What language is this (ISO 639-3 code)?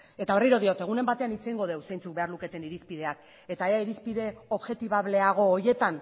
eus